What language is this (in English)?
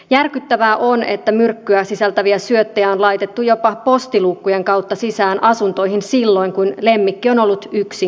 Finnish